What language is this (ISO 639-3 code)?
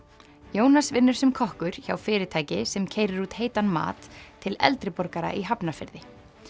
isl